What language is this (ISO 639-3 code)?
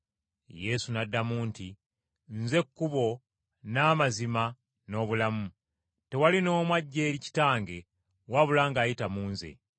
lug